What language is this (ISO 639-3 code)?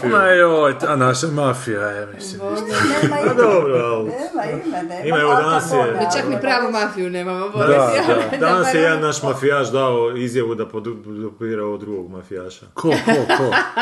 hrv